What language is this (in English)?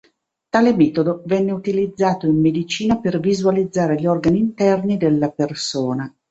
Italian